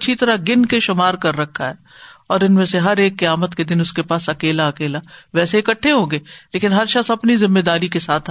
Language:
Urdu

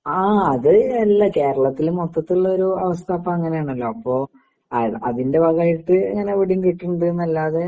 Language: Malayalam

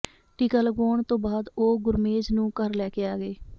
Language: Punjabi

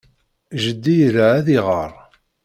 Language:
Kabyle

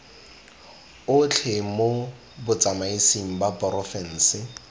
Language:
Tswana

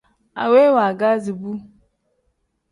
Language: Tem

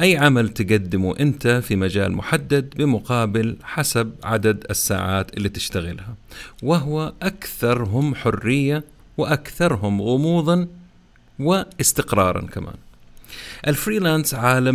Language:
Arabic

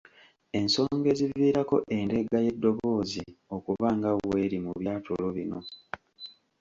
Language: Ganda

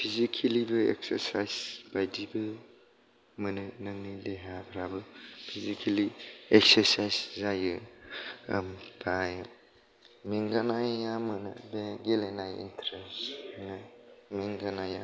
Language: Bodo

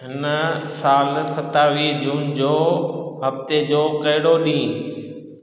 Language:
Sindhi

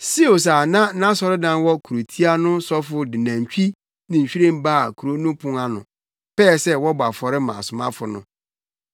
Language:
Akan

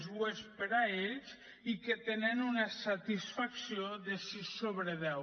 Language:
Catalan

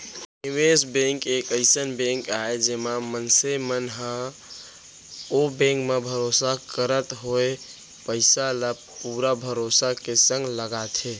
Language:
Chhattisgarhi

